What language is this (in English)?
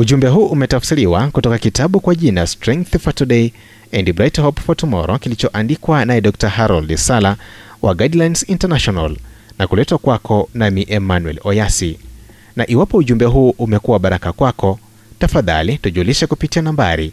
Swahili